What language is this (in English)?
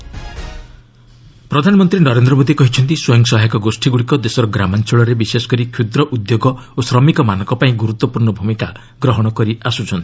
Odia